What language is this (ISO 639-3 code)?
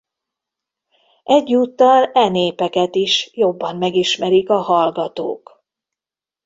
hun